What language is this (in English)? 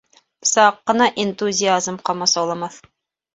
Bashkir